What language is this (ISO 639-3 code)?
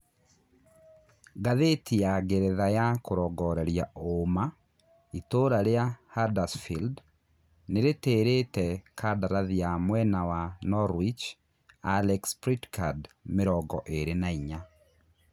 kik